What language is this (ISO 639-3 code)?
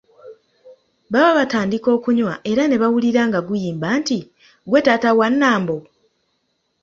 lug